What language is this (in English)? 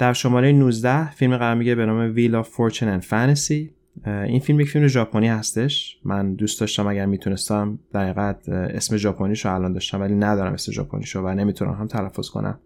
Persian